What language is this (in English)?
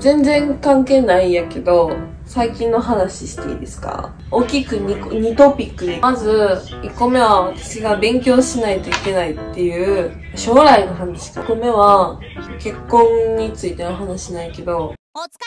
Japanese